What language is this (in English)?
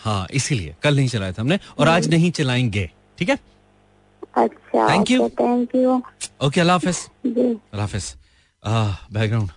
Hindi